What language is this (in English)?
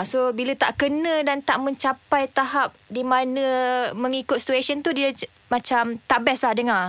Malay